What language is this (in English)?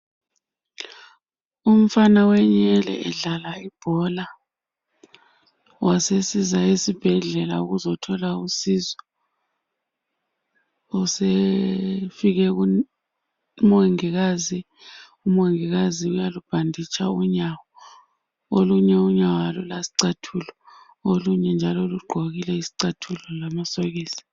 North Ndebele